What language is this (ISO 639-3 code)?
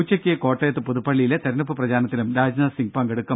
mal